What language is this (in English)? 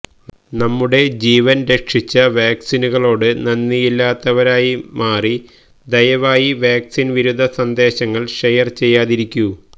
Malayalam